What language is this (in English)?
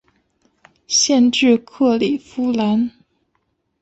Chinese